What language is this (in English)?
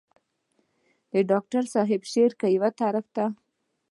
Pashto